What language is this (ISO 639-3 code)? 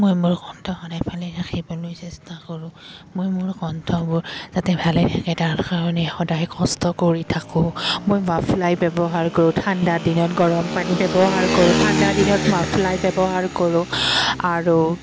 asm